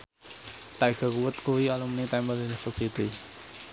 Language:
Javanese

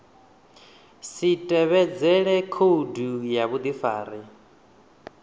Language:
Venda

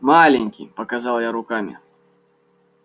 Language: Russian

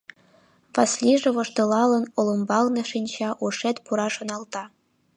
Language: Mari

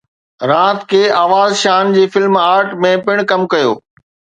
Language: Sindhi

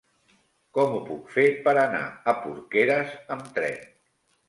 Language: Catalan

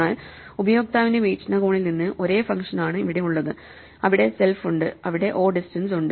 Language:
Malayalam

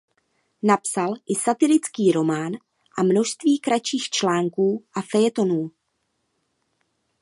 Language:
Czech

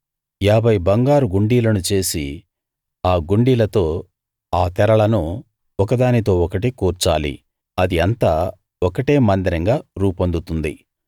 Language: Telugu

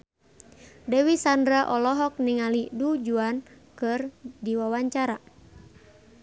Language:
Sundanese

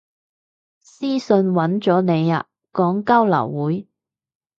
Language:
Cantonese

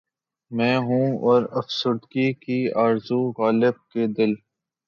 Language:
Urdu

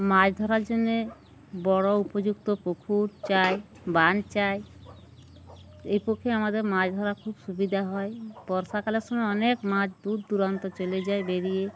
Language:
Bangla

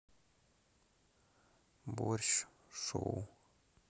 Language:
Russian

